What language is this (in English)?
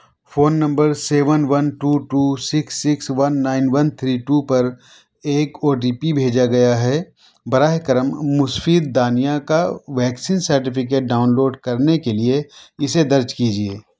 Urdu